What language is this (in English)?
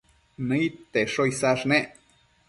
Matsés